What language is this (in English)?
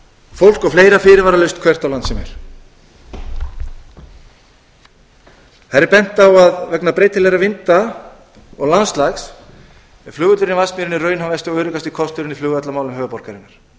Icelandic